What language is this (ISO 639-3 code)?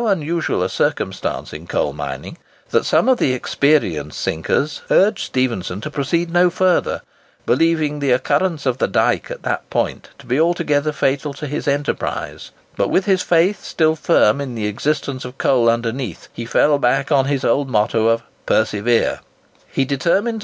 eng